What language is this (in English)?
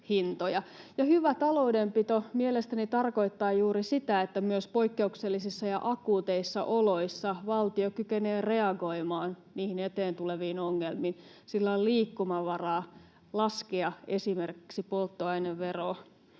Finnish